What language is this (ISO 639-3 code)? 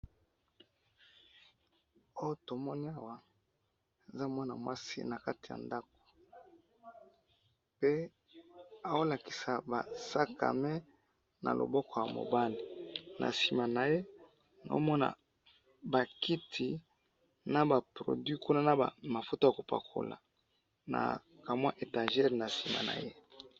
lin